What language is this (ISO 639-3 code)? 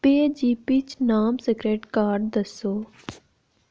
doi